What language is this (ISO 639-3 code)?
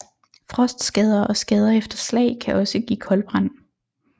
dan